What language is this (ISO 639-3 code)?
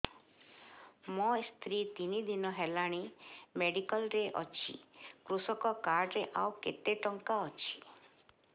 ori